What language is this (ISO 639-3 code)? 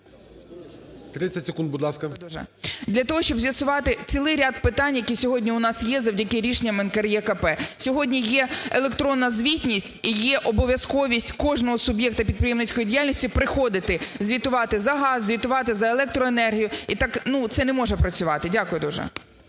ukr